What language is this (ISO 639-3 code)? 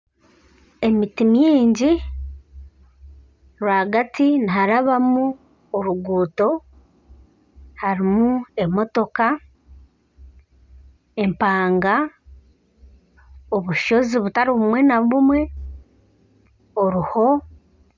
nyn